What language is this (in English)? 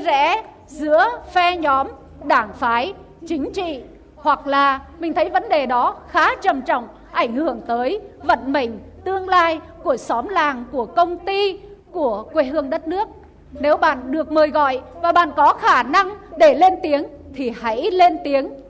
Vietnamese